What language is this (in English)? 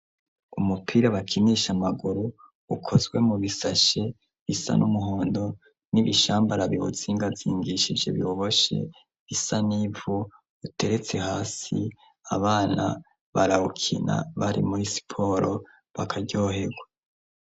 Rundi